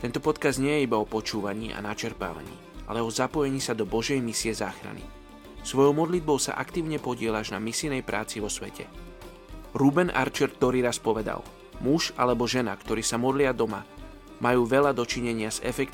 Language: Slovak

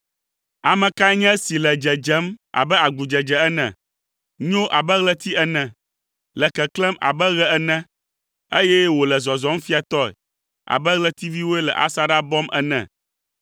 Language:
Ewe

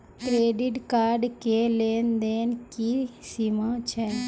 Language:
Maithili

